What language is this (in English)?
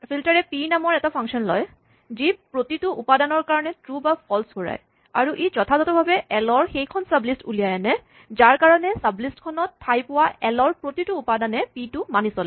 Assamese